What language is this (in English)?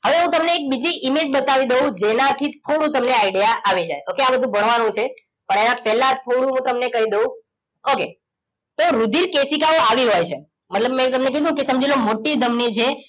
Gujarati